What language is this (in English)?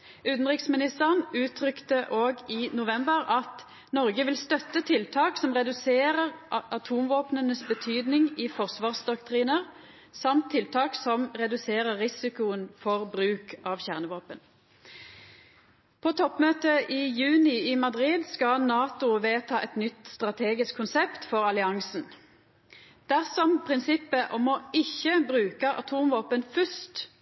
Norwegian Nynorsk